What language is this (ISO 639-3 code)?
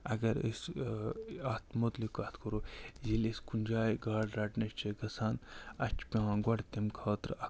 kas